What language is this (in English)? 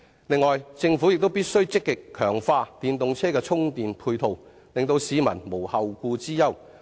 Cantonese